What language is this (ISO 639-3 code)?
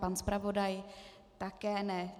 ces